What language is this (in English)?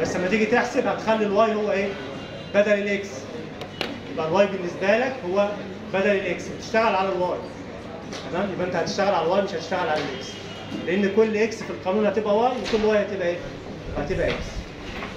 Arabic